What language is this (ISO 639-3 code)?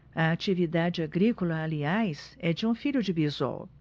por